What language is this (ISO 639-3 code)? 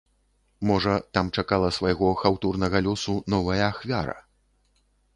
bel